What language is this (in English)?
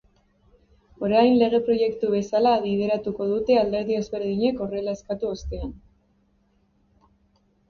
Basque